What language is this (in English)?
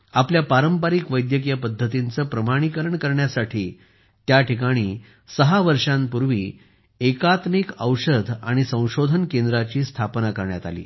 Marathi